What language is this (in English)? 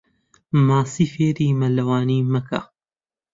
Central Kurdish